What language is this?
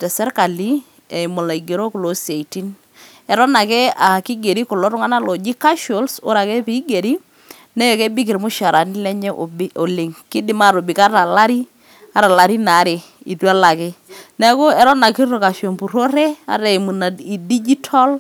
Masai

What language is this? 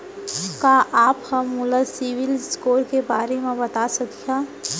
Chhattisgarhi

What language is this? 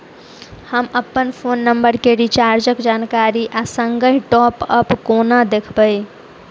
Maithili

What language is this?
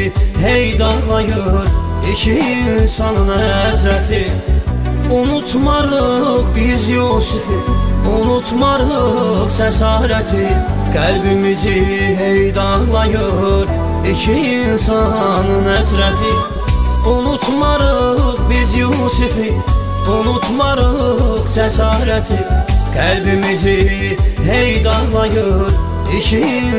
Turkish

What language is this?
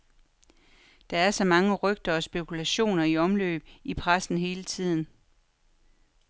Danish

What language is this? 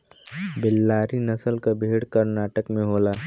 Bhojpuri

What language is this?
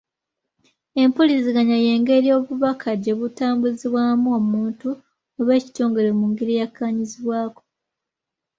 Ganda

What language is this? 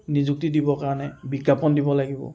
Assamese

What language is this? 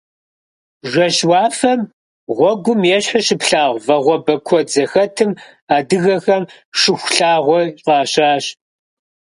Kabardian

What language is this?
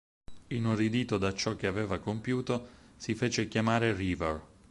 Italian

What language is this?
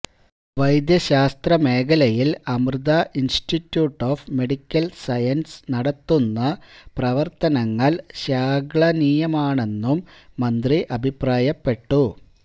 Malayalam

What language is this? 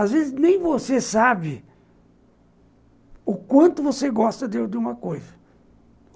Portuguese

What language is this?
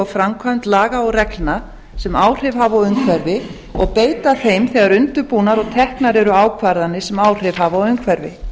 Icelandic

